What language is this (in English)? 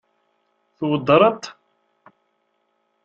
Kabyle